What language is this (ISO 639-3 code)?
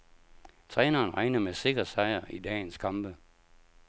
dan